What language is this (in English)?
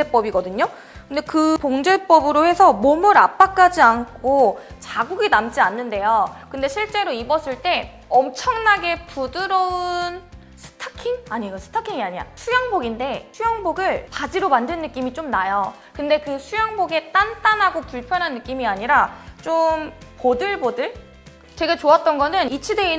Korean